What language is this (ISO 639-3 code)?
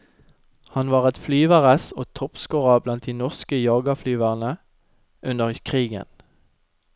nor